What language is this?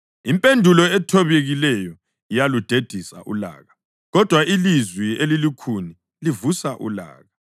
North Ndebele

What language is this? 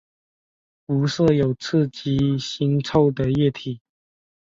Chinese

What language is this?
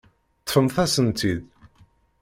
Kabyle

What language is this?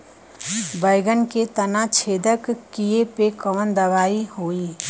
Bhojpuri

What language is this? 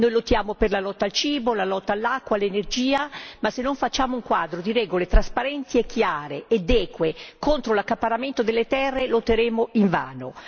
Italian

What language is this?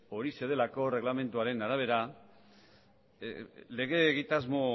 Basque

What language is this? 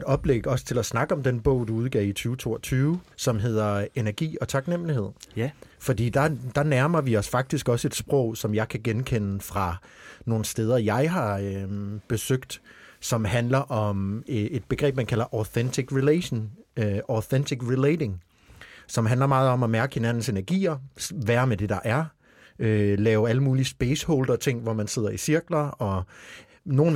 Danish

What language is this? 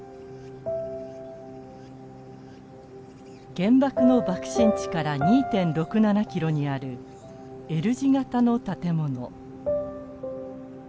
Japanese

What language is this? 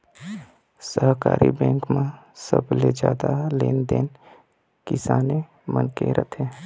Chhattisgarhi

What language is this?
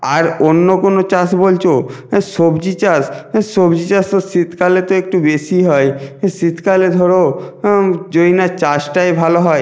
Bangla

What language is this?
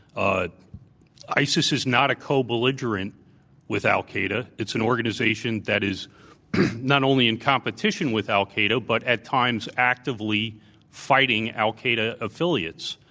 English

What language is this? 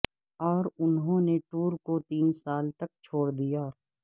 Urdu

